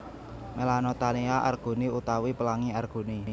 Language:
Javanese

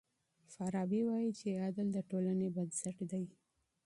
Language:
Pashto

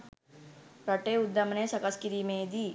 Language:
Sinhala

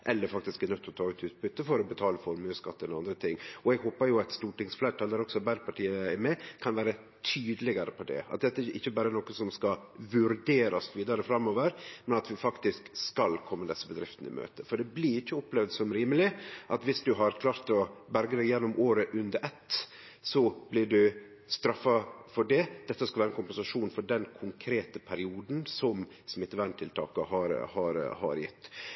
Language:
Norwegian Nynorsk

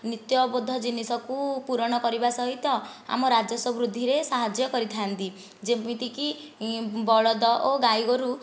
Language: Odia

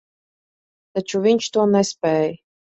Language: Latvian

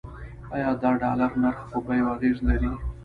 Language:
Pashto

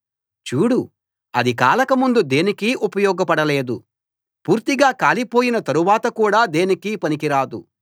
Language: Telugu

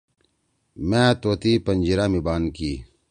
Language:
Torwali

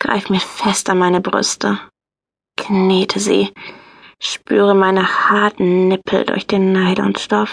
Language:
German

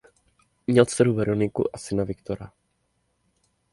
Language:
Czech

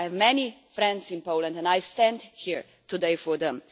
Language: English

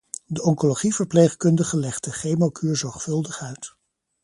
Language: Dutch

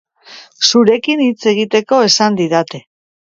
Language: Basque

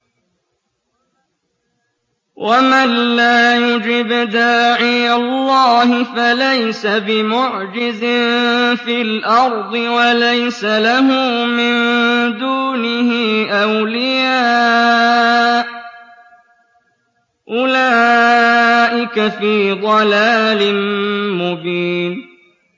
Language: Arabic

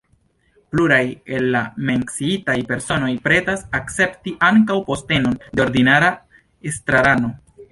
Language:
Esperanto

